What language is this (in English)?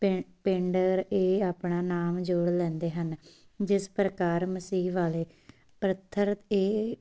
Punjabi